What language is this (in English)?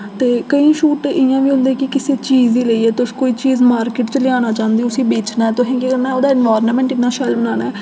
Dogri